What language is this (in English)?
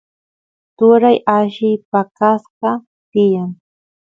Santiago del Estero Quichua